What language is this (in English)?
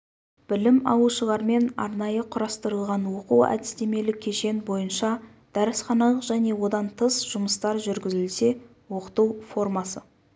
Kazakh